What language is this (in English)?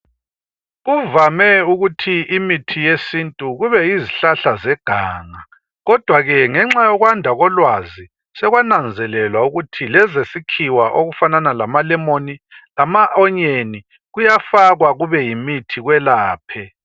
North Ndebele